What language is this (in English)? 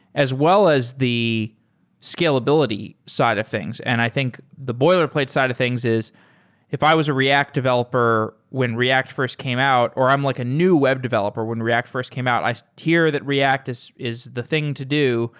English